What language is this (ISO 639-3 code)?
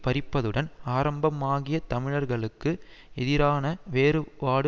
tam